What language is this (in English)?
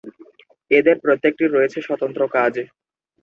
Bangla